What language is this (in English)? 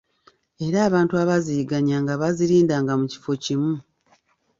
Ganda